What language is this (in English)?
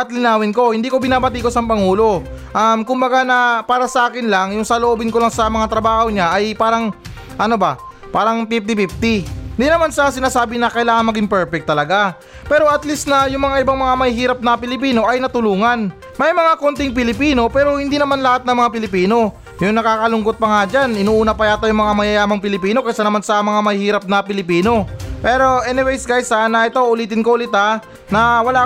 Filipino